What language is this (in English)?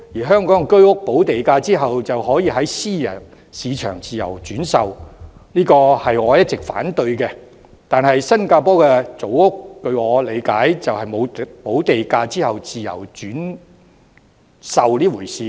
Cantonese